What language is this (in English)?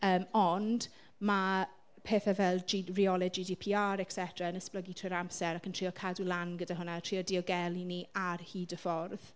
Welsh